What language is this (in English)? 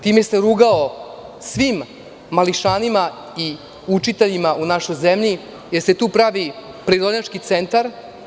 Serbian